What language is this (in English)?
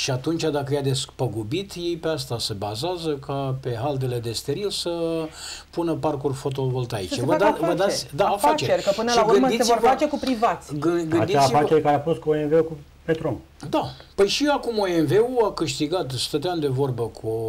Romanian